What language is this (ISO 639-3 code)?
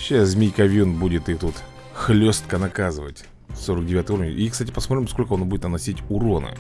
rus